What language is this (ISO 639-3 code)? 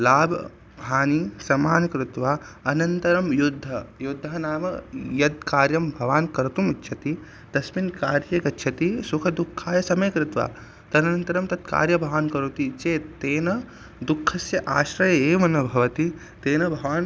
san